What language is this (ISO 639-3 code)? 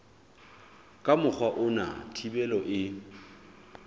sot